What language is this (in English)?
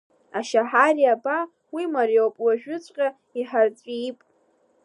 Abkhazian